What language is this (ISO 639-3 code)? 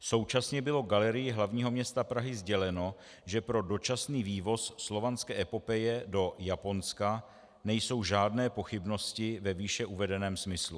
ces